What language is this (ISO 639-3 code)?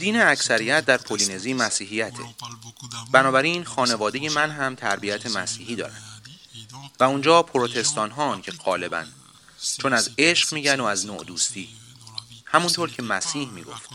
fas